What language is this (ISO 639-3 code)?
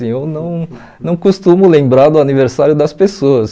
por